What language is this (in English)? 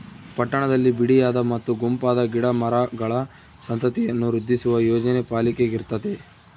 Kannada